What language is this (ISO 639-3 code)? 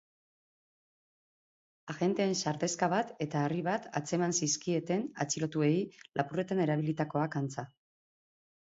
eus